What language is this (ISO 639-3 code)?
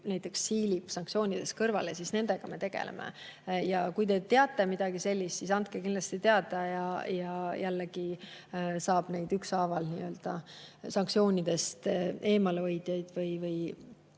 est